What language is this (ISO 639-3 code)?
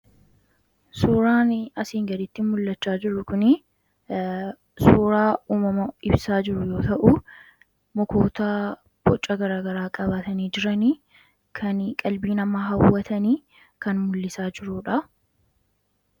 orm